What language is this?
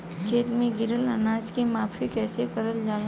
Bhojpuri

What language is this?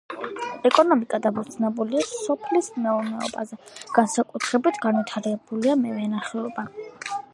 Georgian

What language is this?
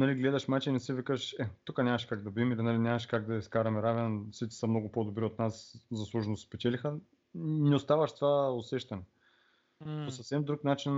Bulgarian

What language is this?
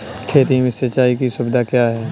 Hindi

